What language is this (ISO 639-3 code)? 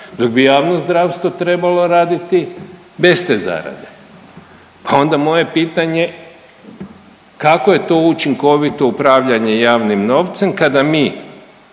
hrv